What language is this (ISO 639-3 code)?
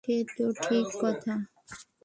ben